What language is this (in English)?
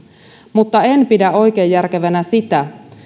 Finnish